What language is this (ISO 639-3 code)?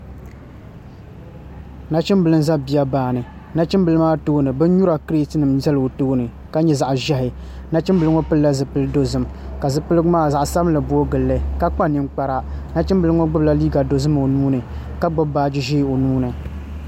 dag